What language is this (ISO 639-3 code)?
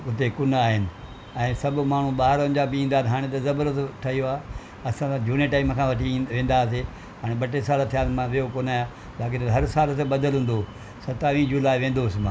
snd